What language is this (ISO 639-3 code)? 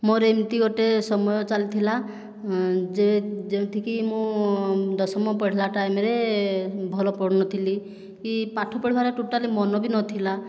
ori